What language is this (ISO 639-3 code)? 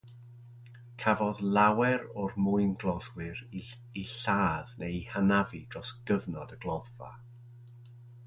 cym